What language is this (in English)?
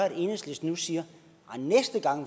Danish